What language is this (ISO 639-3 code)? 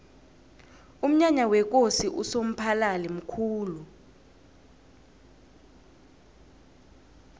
nbl